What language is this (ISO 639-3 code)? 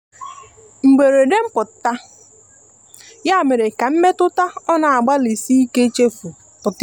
ibo